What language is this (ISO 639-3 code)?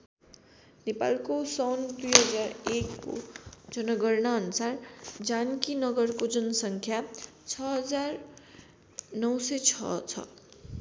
nep